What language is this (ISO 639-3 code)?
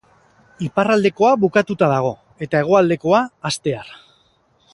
eus